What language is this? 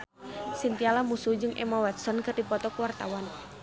Sundanese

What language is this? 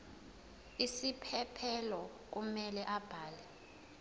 Zulu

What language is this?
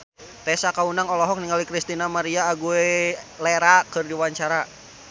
Sundanese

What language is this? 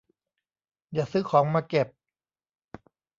Thai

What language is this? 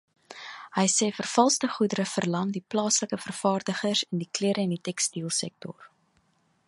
Afrikaans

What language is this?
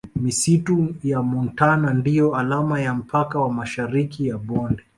Swahili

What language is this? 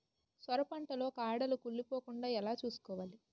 Telugu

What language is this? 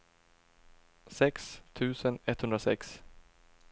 Swedish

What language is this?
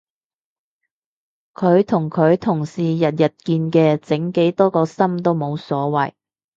Cantonese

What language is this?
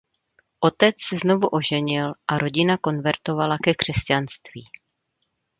Czech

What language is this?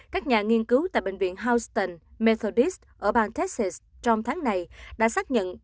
Vietnamese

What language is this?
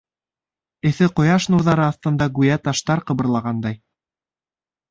Bashkir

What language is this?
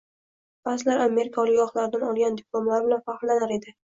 Uzbek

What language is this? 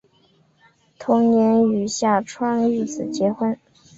Chinese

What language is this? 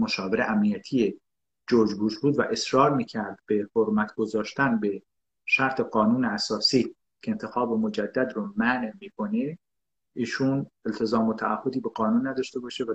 Persian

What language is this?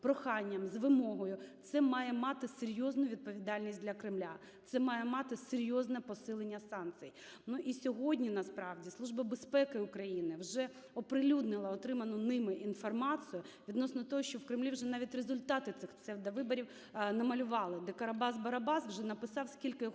Ukrainian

